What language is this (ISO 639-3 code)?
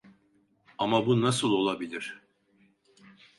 tur